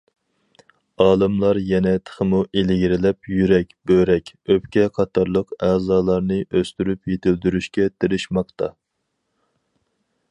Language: Uyghur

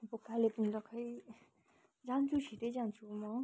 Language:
Nepali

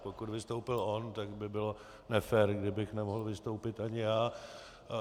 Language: Czech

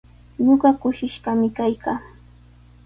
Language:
Sihuas Ancash Quechua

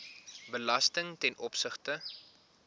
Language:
Afrikaans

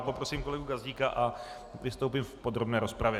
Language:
Czech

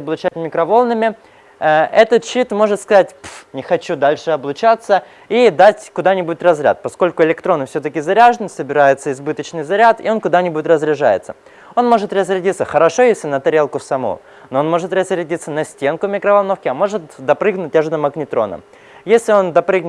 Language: Russian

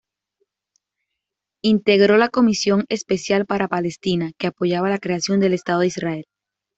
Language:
Spanish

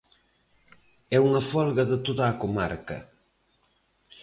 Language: Galician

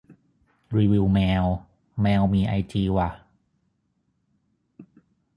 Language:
Thai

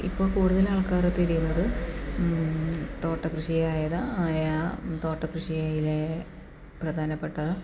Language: Malayalam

